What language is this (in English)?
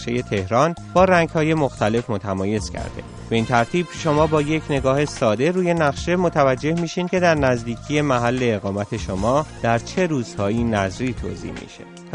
Persian